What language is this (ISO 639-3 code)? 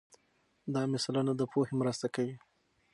pus